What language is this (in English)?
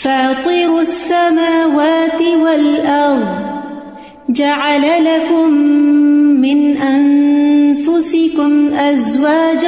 Urdu